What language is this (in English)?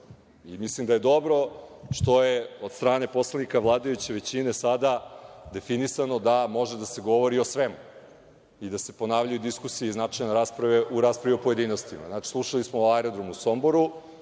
Serbian